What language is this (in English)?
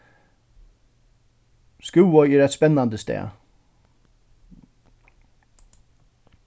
Faroese